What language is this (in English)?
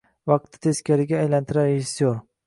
Uzbek